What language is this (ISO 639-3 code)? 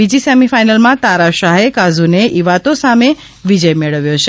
guj